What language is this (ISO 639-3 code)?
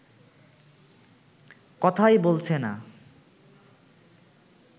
ben